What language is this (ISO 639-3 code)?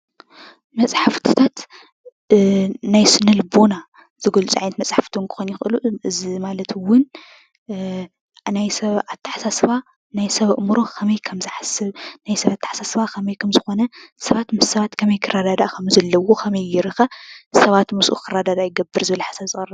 tir